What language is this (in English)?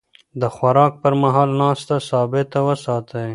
Pashto